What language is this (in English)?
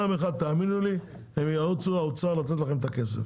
Hebrew